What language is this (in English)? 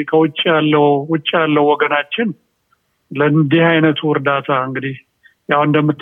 Amharic